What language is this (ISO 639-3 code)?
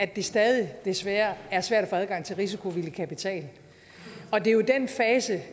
dan